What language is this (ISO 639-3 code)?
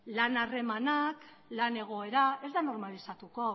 eus